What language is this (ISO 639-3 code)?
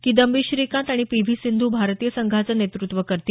mar